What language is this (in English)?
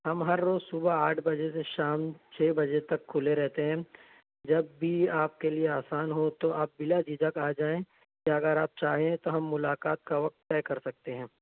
Urdu